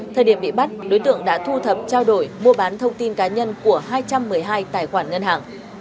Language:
Vietnamese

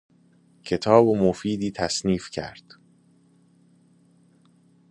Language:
Persian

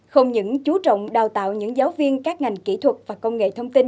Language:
Vietnamese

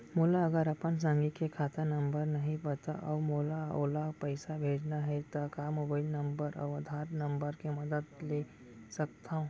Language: Chhattisgarhi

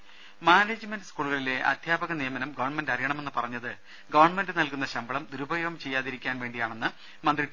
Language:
Malayalam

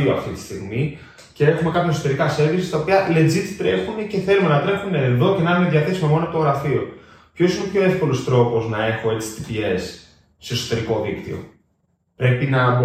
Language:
Greek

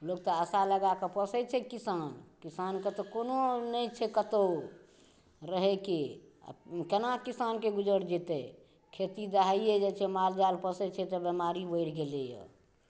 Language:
Maithili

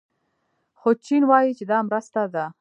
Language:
Pashto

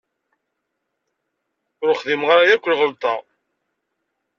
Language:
Kabyle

